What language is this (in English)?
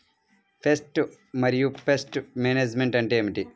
Telugu